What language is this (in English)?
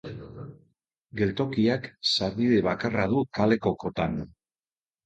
Basque